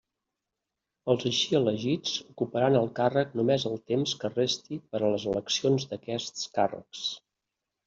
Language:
Catalan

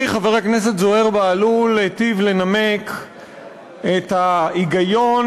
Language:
Hebrew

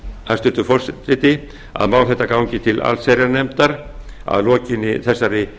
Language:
Icelandic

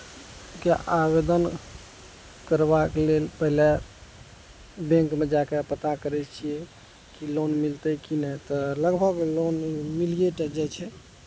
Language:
Maithili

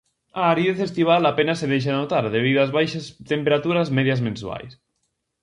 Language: Galician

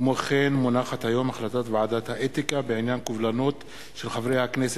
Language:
Hebrew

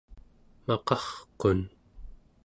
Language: Central Yupik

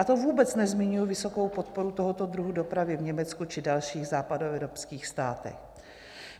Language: Czech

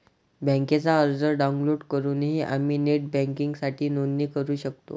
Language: Marathi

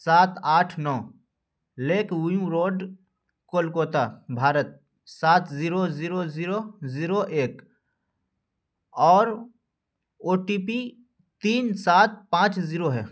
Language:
Urdu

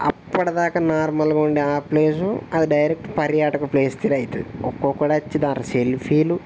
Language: Telugu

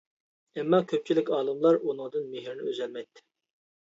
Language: Uyghur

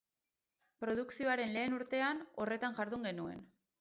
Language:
Basque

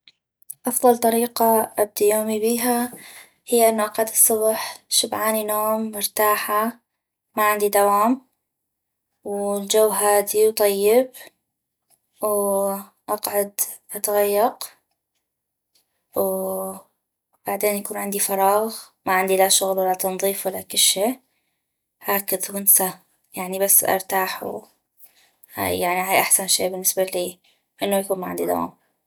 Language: North Mesopotamian Arabic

